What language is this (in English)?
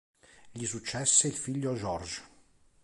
Italian